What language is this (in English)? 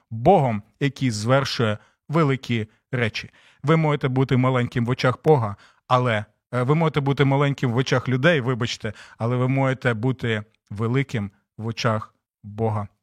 Ukrainian